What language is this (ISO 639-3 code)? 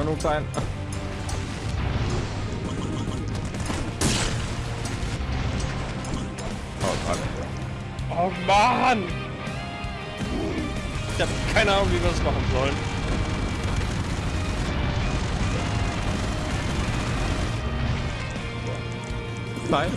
deu